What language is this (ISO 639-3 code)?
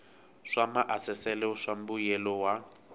tso